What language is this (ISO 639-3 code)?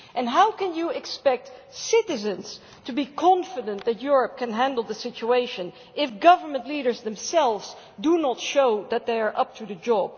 eng